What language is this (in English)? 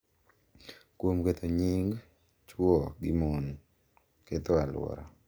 Luo (Kenya and Tanzania)